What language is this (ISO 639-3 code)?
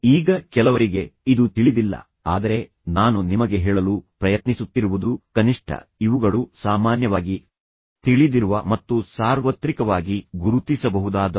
kan